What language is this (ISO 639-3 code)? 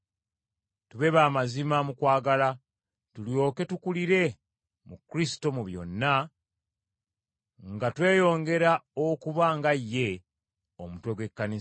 lug